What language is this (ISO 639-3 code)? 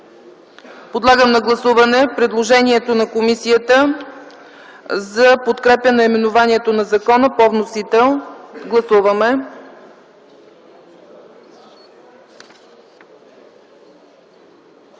bul